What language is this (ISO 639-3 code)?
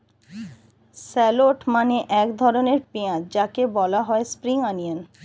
ben